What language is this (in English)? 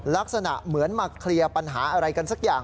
Thai